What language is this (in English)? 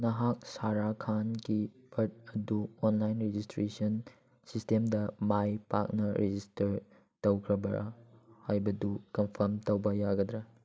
Manipuri